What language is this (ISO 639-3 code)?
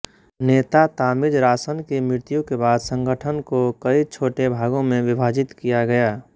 hin